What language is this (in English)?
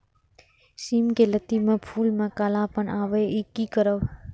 Maithili